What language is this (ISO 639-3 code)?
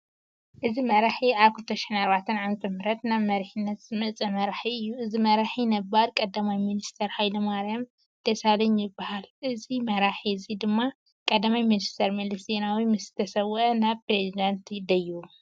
tir